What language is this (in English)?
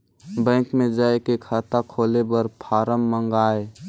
Chhattisgarhi